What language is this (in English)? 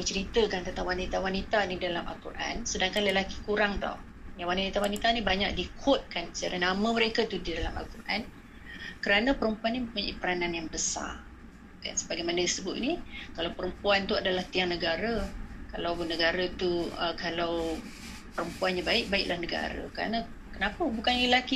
Malay